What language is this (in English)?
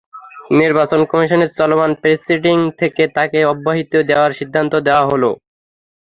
Bangla